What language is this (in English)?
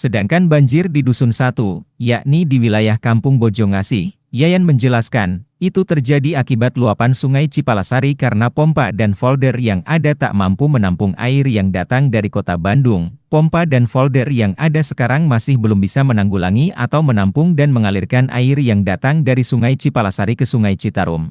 Indonesian